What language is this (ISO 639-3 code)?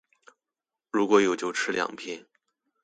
zho